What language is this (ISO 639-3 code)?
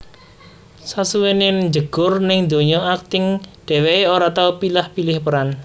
jav